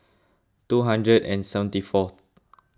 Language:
English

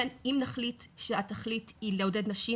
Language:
Hebrew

